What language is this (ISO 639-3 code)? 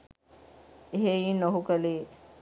sin